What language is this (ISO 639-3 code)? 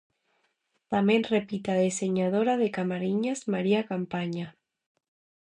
glg